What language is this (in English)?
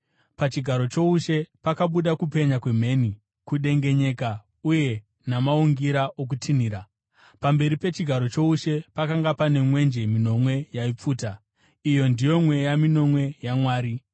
Shona